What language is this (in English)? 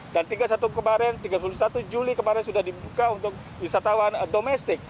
Indonesian